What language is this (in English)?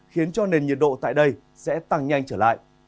Vietnamese